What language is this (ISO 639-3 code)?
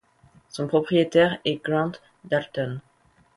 fra